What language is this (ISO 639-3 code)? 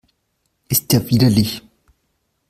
deu